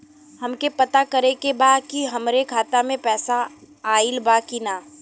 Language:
Bhojpuri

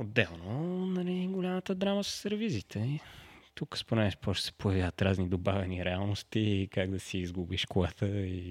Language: Bulgarian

